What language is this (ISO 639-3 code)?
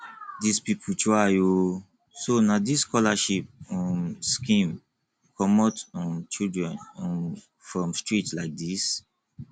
pcm